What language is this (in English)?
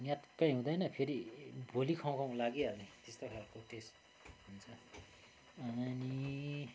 Nepali